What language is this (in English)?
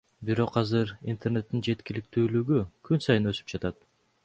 Kyrgyz